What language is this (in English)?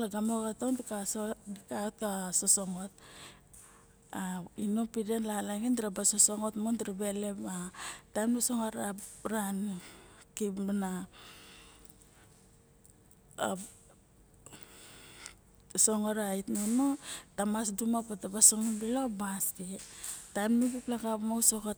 Barok